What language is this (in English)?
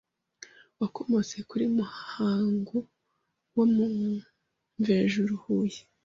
Kinyarwanda